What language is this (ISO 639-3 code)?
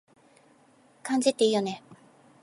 jpn